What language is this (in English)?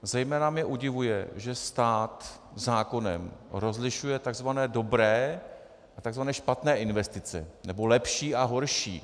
Czech